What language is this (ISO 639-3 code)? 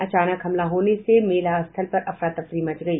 hin